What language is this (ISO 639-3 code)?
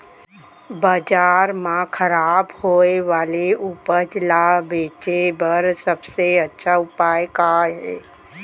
hne